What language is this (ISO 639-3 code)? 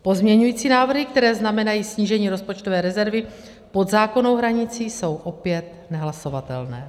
ces